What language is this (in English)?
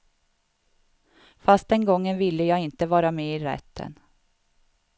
Swedish